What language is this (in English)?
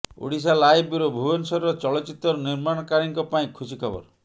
Odia